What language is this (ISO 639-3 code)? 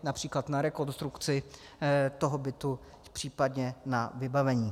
ces